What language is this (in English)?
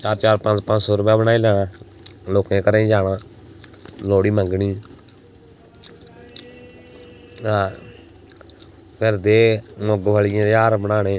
Dogri